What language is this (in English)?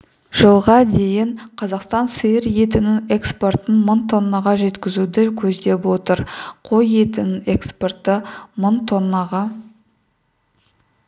Kazakh